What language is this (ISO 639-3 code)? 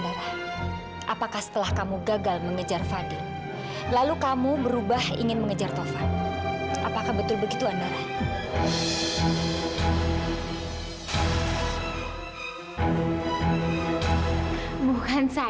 ind